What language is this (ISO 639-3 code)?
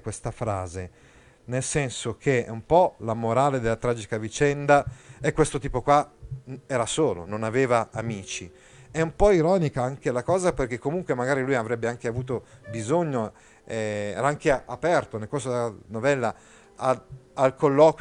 ita